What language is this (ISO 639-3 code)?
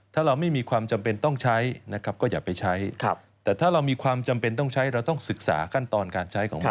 tha